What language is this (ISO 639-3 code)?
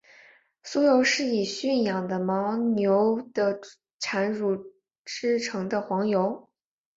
zho